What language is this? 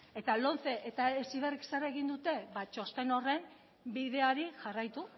Basque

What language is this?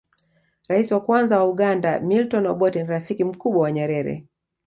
Swahili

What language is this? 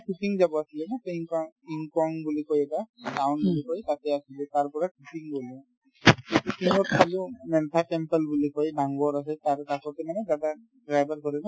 Assamese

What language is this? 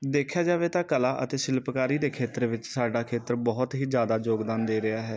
Punjabi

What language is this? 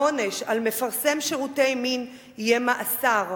Hebrew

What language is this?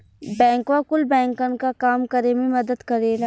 Bhojpuri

